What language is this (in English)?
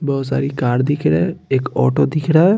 Hindi